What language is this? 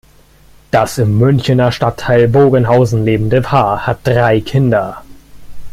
German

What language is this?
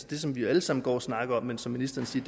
Danish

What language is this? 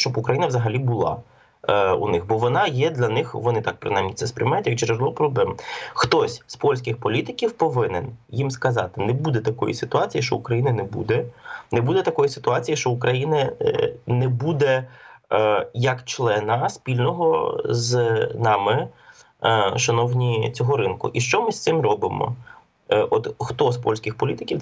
Ukrainian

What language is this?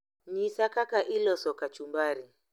Luo (Kenya and Tanzania)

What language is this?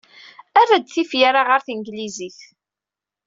Kabyle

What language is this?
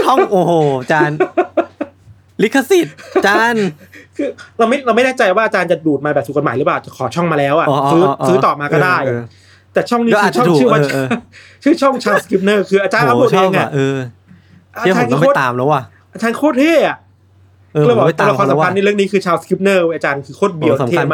Thai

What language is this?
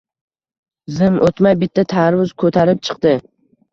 Uzbek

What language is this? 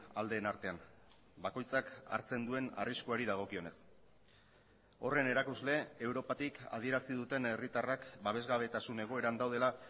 Basque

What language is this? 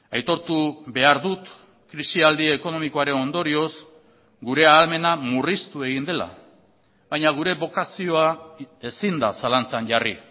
Basque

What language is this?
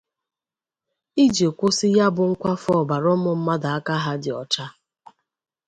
Igbo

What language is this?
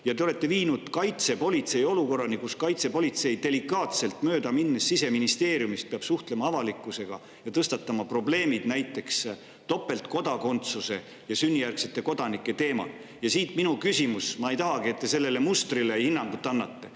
Estonian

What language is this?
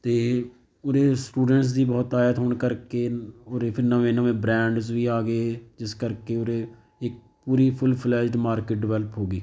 Punjabi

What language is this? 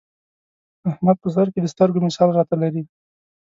Pashto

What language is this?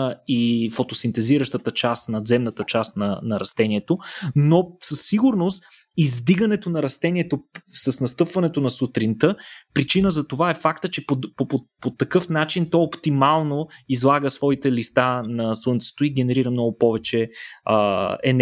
Bulgarian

